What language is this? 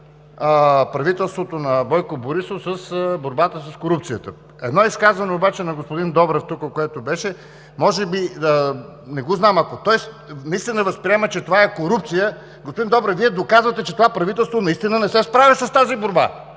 Bulgarian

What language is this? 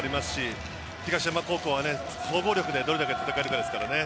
Japanese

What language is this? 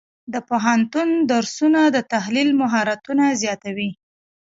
Pashto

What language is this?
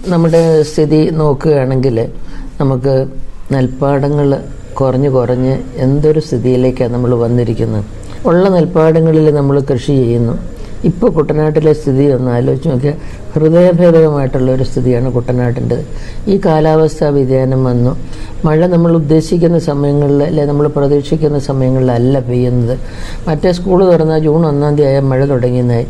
Malayalam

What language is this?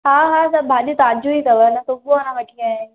Sindhi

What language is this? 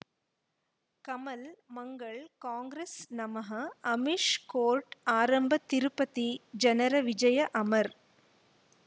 Kannada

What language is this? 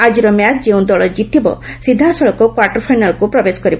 Odia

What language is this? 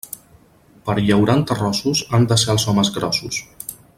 Catalan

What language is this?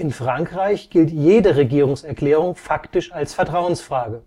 German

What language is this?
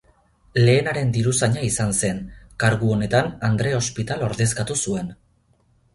Basque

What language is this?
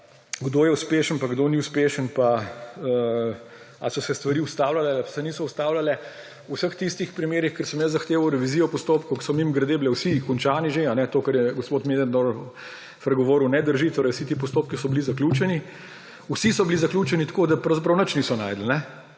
Slovenian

